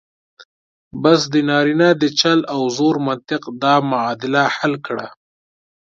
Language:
Pashto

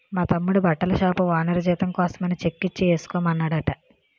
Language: Telugu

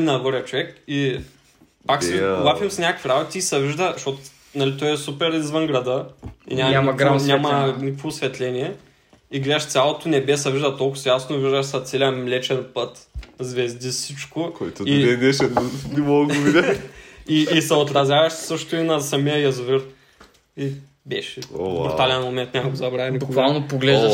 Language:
Bulgarian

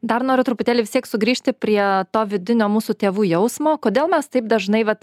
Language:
Lithuanian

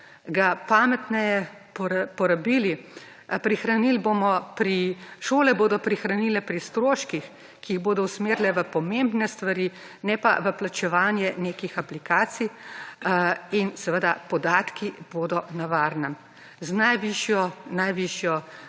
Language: Slovenian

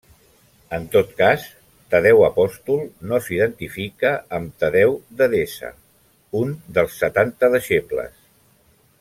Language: Catalan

